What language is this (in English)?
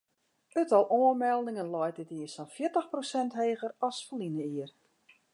Western Frisian